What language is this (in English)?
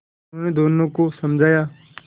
Hindi